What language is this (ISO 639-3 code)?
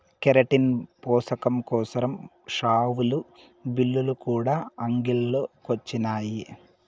tel